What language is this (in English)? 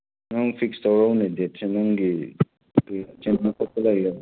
Manipuri